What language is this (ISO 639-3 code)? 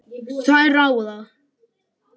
isl